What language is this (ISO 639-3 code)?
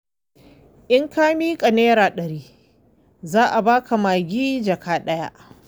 hau